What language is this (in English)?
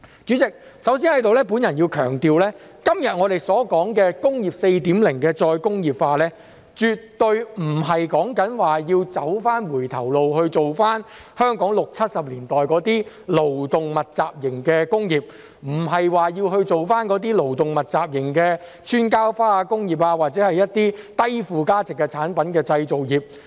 Cantonese